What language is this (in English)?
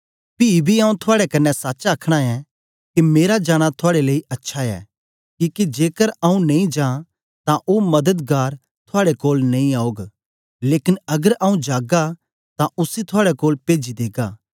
Dogri